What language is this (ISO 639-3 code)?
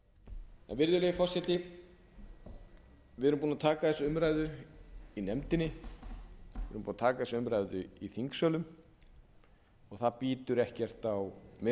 isl